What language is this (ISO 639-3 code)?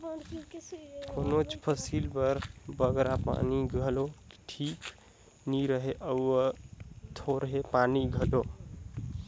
hne